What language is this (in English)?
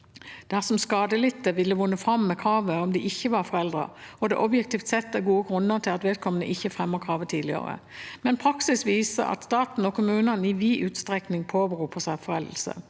Norwegian